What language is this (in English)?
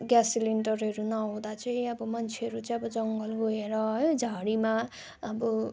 Nepali